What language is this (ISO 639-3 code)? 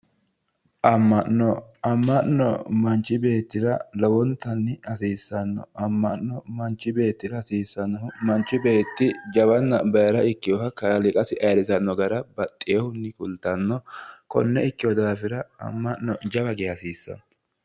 sid